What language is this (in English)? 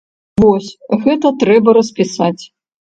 Belarusian